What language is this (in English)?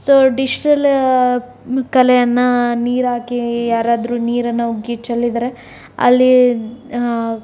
Kannada